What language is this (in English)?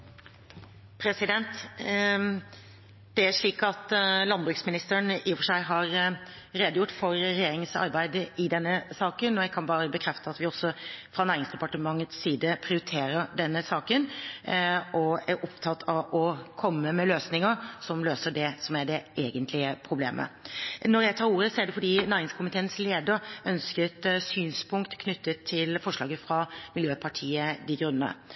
Norwegian Bokmål